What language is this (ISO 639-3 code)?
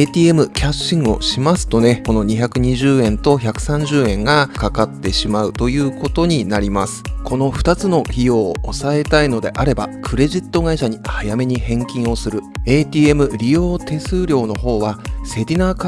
jpn